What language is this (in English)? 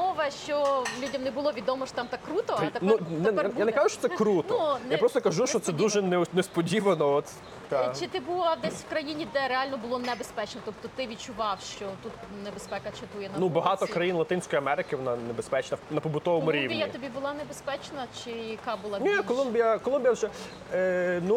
Ukrainian